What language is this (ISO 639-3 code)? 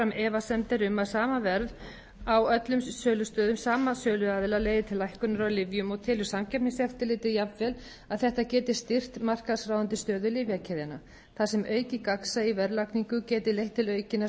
isl